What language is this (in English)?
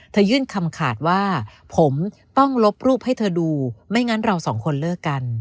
Thai